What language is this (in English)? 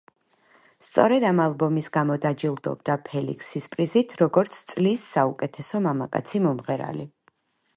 Georgian